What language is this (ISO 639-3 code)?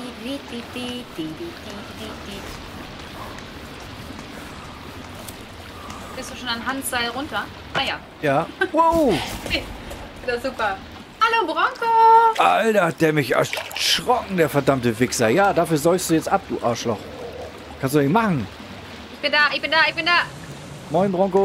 deu